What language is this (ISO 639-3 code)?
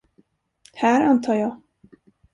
swe